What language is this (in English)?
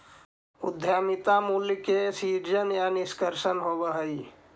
Magahi